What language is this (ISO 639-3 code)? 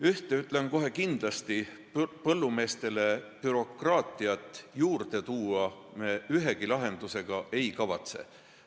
est